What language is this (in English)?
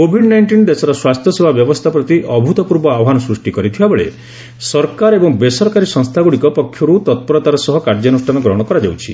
Odia